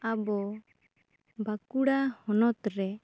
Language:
Santali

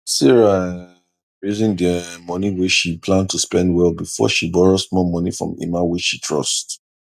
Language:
Nigerian Pidgin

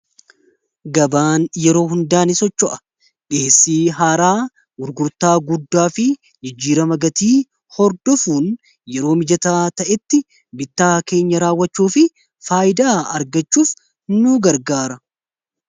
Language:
Oromo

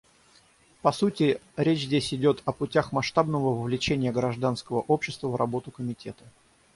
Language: Russian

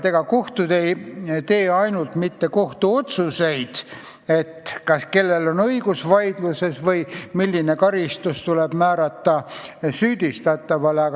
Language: Estonian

